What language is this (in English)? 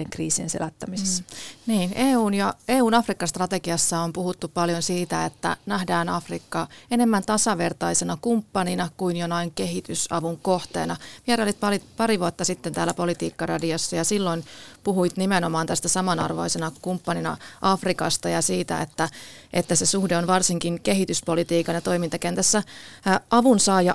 Finnish